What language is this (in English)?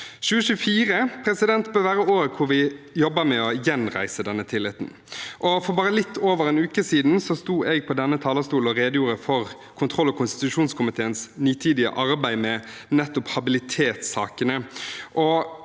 Norwegian